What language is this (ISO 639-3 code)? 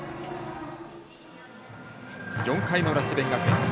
jpn